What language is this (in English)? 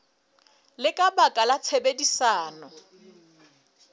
Southern Sotho